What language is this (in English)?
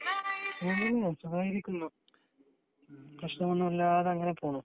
Malayalam